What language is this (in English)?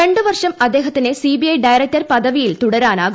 Malayalam